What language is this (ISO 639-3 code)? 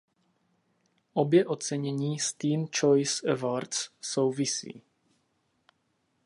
ces